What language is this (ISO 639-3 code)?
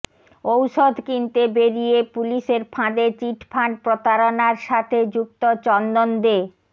ben